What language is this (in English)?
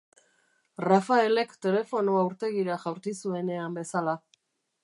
Basque